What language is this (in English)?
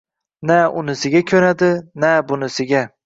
Uzbek